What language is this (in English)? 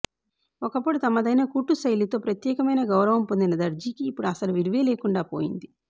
Telugu